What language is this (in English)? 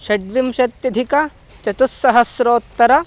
Sanskrit